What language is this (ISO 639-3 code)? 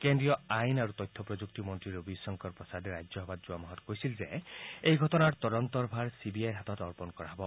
asm